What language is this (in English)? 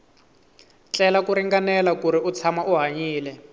Tsonga